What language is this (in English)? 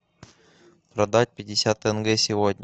Russian